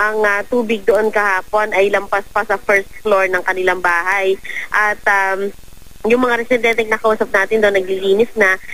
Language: Filipino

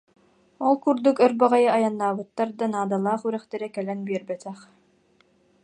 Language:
Yakut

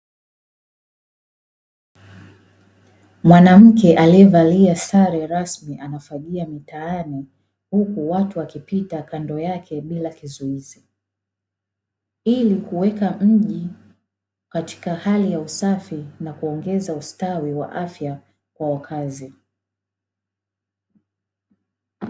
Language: Swahili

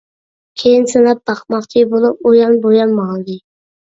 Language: Uyghur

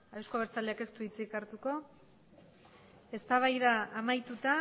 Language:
Basque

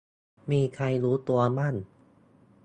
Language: Thai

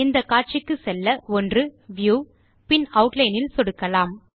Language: Tamil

